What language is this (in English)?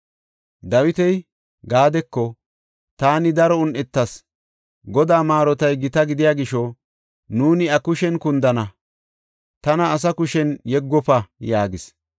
Gofa